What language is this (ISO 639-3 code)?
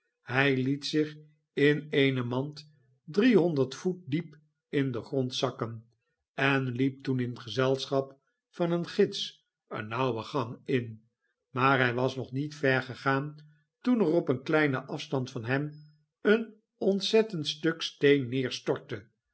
nld